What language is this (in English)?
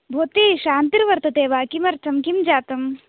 Sanskrit